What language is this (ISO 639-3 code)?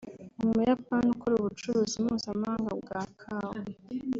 kin